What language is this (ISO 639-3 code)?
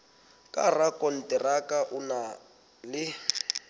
sot